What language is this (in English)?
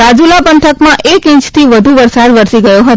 Gujarati